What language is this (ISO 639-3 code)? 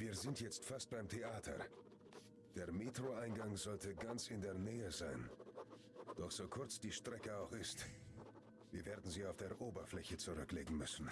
deu